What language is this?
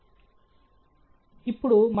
Telugu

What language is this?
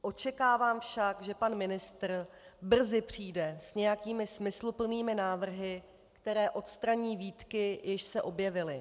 Czech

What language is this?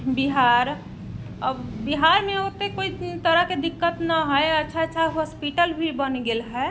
Maithili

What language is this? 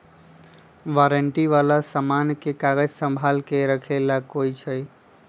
Magahi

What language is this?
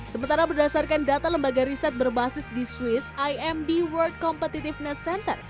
Indonesian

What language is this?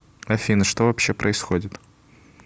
Russian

